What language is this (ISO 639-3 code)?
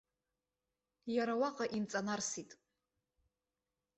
abk